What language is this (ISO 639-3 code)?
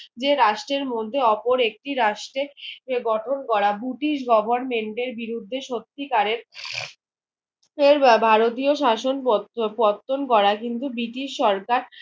ben